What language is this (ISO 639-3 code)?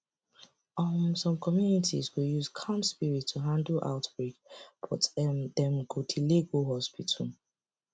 pcm